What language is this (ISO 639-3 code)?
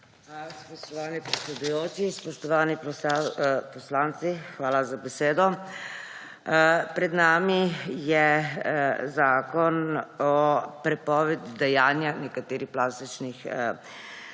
slv